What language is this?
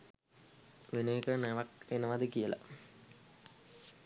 Sinhala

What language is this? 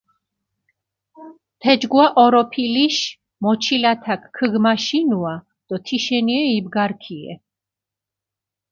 Mingrelian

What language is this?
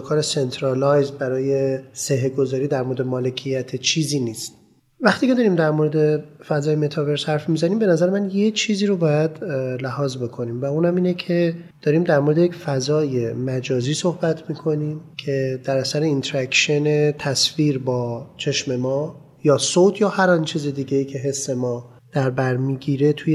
Persian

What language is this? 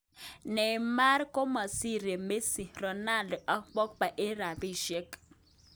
Kalenjin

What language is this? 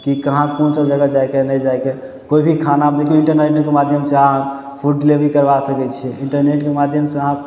Maithili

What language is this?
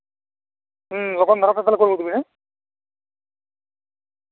Santali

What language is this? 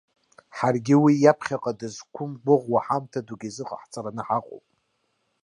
Abkhazian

